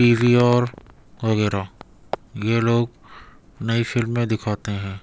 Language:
Urdu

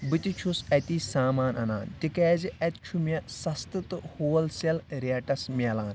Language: Kashmiri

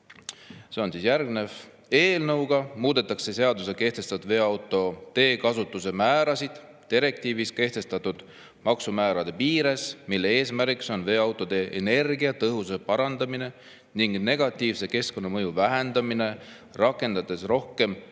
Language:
Estonian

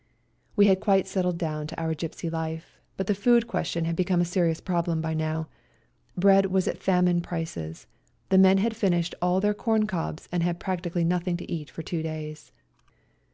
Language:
English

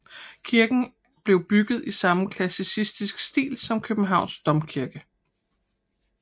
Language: Danish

